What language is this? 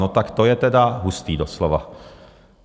Czech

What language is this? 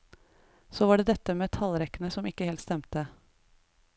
Norwegian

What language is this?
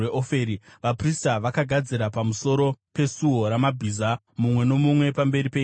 Shona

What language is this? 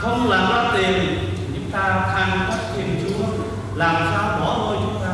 Vietnamese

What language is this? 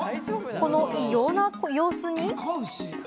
Japanese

